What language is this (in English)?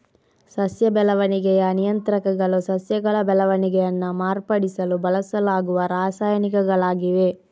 Kannada